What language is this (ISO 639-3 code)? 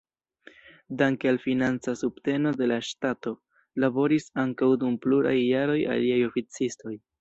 epo